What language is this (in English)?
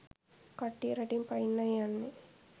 Sinhala